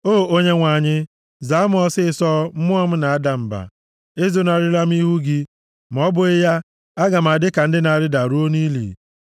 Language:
Igbo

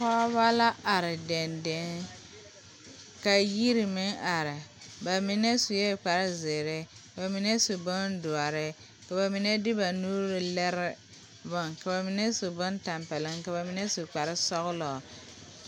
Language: Southern Dagaare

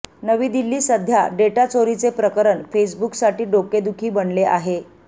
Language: Marathi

